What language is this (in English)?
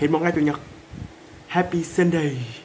Vietnamese